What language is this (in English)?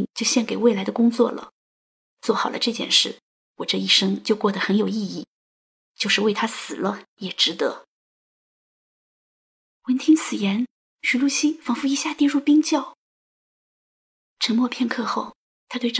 Chinese